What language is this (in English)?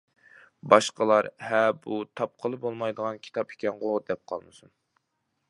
Uyghur